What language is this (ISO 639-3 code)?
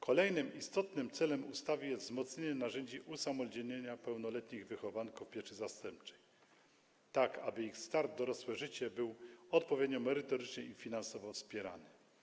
pol